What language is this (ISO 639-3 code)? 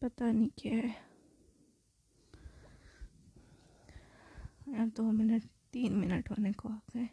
hin